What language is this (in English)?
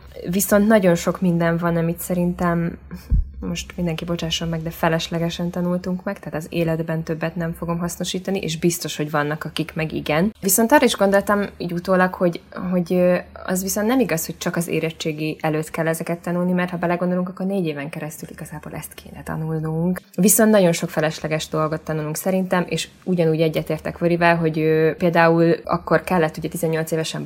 Hungarian